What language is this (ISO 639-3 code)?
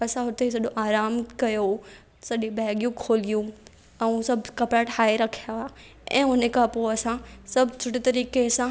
snd